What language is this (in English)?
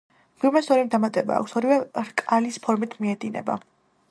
Georgian